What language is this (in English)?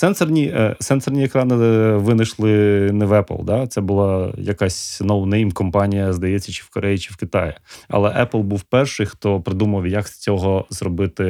Ukrainian